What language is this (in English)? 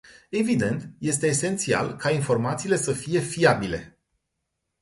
Romanian